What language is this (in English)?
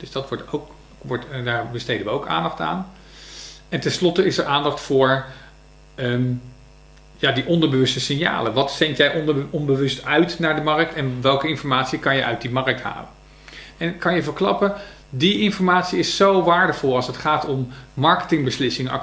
Dutch